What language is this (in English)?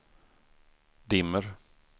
Swedish